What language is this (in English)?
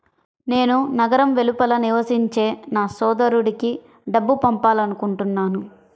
Telugu